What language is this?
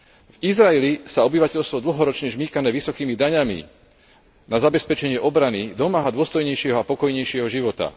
Slovak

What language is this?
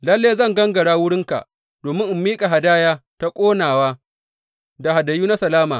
Hausa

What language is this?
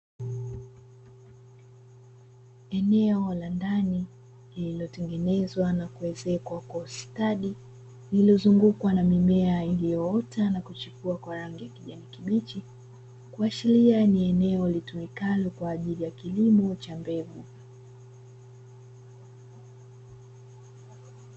Swahili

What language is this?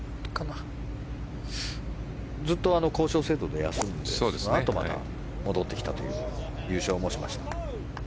Japanese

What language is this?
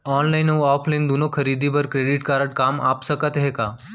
Chhattisgarhi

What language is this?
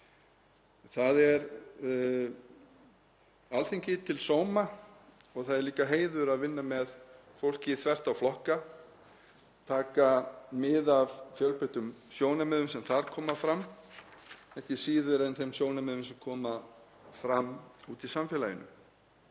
Icelandic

